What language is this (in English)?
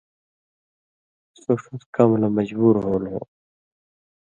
Indus Kohistani